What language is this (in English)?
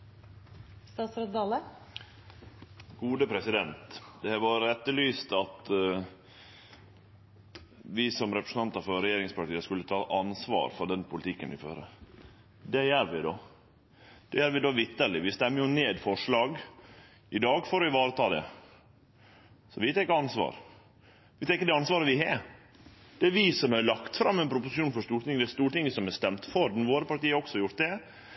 Norwegian